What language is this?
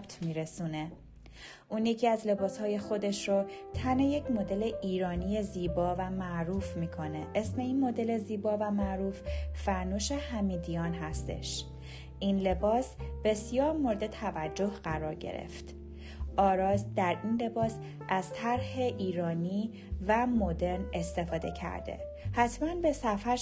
Persian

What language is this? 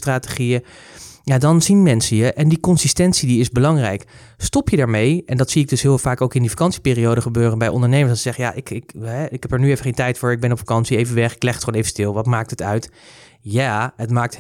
Dutch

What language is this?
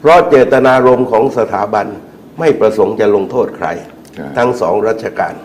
Thai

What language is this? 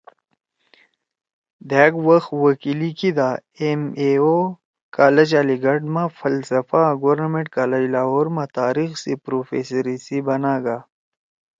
Torwali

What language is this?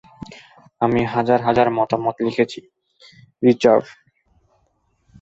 Bangla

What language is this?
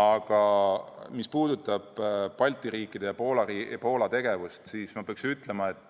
Estonian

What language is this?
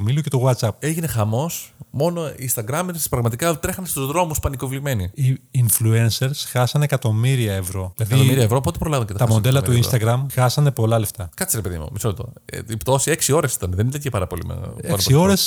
Greek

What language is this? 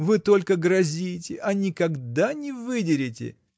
Russian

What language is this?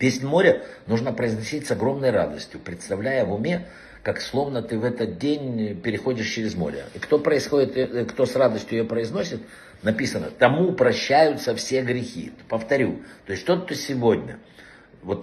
Russian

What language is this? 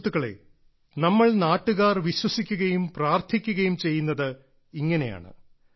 Malayalam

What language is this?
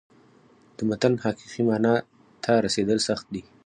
Pashto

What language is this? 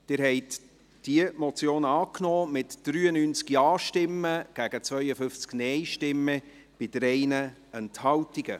Swiss German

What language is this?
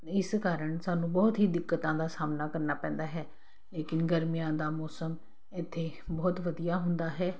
Punjabi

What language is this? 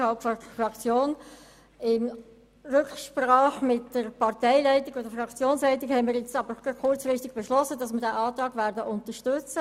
Swiss German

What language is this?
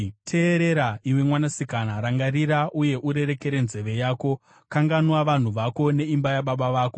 Shona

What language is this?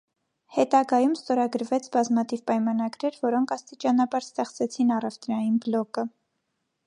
Armenian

